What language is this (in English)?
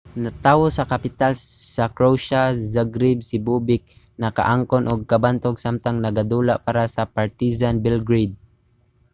Cebuano